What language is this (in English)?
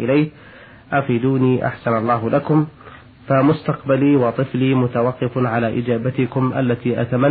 Arabic